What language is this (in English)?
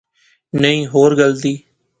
Pahari-Potwari